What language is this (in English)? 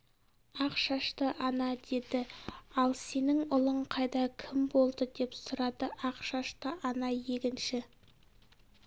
Kazakh